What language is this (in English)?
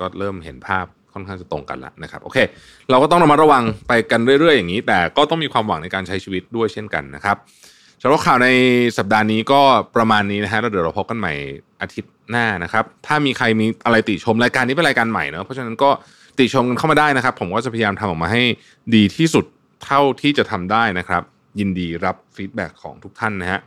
Thai